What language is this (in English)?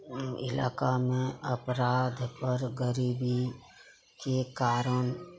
Maithili